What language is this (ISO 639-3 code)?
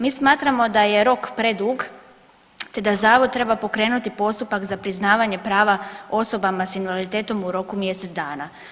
hrv